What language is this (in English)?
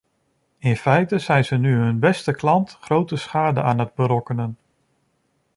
Dutch